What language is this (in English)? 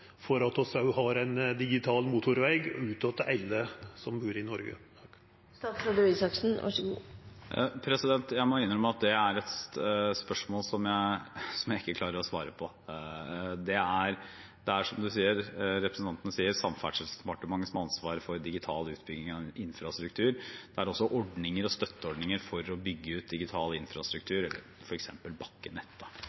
Norwegian